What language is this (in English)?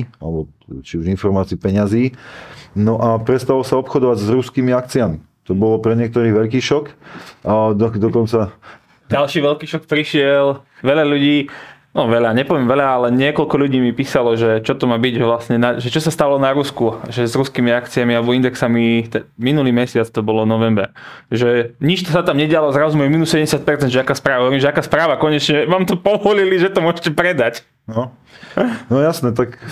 Slovak